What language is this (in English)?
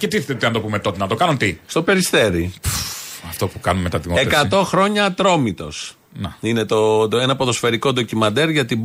Greek